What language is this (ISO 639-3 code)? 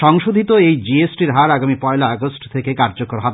ben